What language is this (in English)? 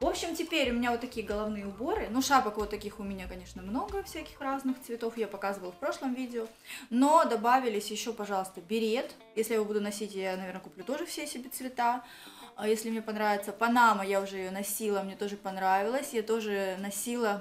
Russian